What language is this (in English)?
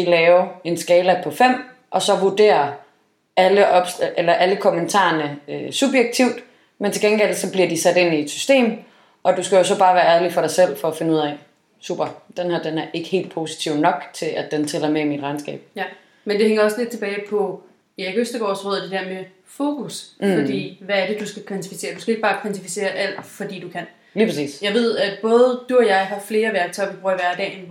Danish